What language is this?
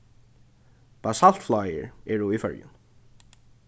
Faroese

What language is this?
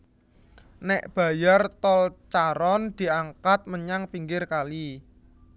Javanese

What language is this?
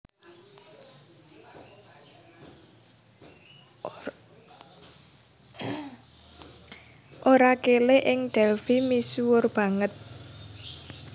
Javanese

